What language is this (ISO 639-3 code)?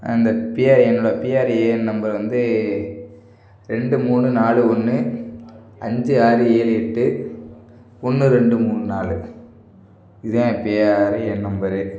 tam